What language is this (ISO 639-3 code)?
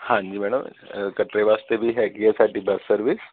pan